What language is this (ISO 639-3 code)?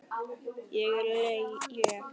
isl